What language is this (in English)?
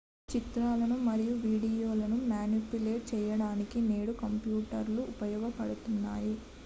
Telugu